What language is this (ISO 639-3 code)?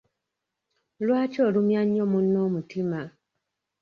lug